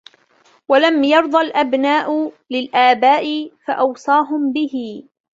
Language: Arabic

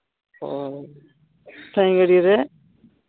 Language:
Santali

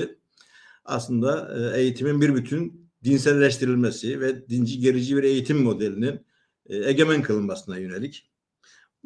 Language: Turkish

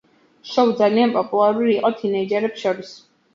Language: Georgian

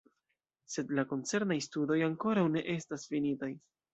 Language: Esperanto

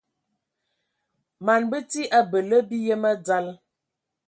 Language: Ewondo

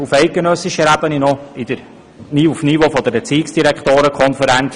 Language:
Swiss German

